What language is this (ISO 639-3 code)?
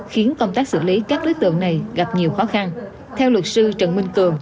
vie